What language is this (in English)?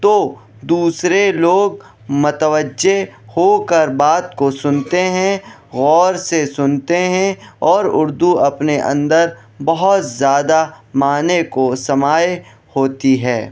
Urdu